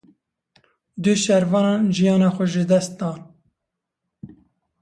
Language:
Kurdish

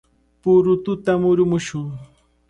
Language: Cajatambo North Lima Quechua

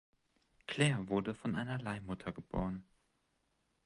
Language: German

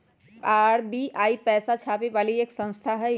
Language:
Magahi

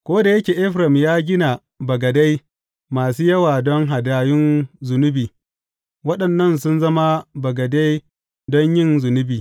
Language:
Hausa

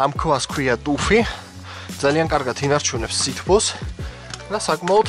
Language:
Turkish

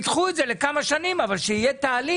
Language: Hebrew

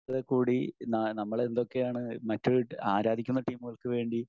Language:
Malayalam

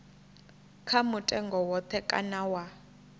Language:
Venda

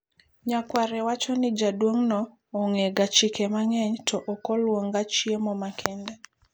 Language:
Luo (Kenya and Tanzania)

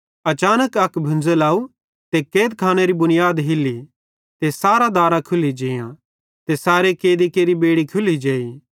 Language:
Bhadrawahi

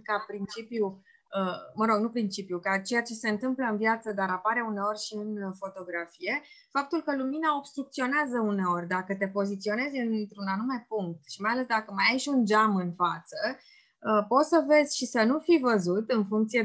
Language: Romanian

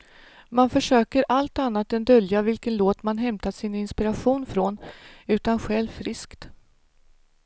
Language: Swedish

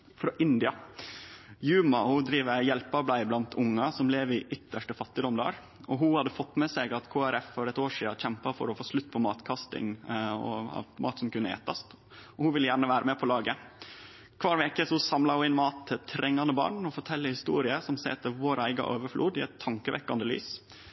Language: Norwegian Nynorsk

